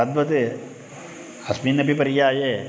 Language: Sanskrit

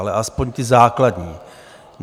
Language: Czech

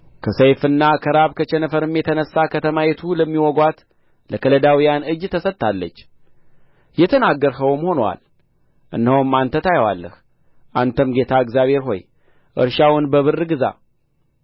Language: Amharic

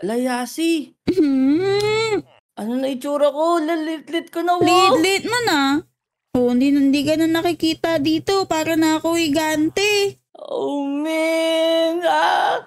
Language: Filipino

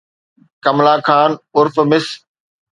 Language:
Sindhi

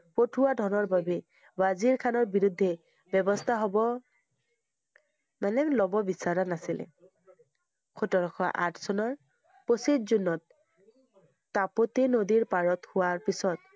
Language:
Assamese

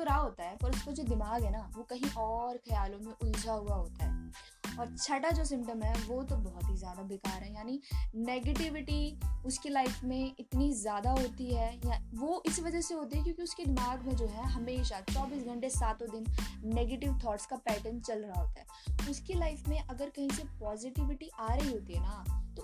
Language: Hindi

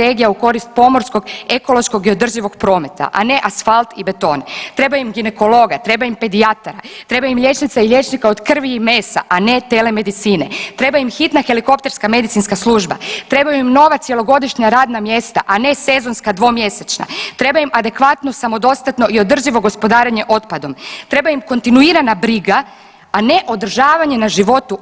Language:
Croatian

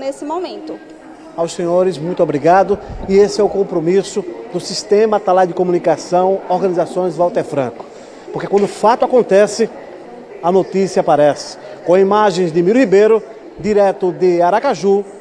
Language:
Portuguese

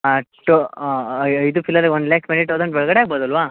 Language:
Kannada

